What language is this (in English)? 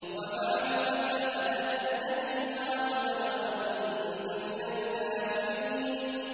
Arabic